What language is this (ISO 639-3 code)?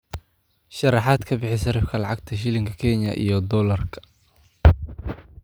som